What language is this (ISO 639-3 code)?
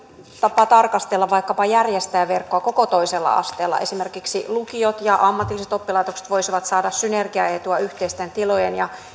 fin